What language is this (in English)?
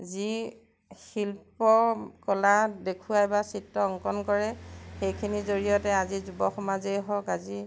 Assamese